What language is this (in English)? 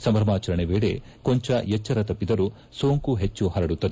Kannada